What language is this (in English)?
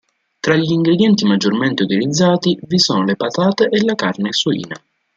Italian